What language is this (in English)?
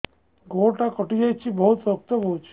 Odia